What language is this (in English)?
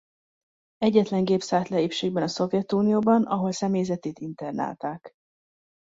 Hungarian